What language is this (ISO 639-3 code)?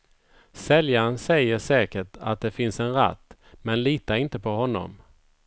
swe